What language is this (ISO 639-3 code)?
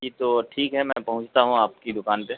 urd